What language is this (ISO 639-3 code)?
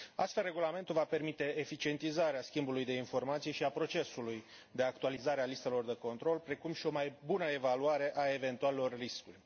ron